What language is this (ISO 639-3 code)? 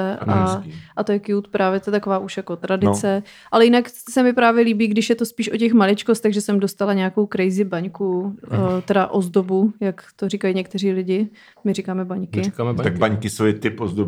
ces